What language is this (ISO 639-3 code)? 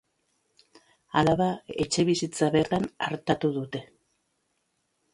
eus